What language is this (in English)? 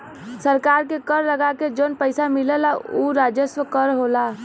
Bhojpuri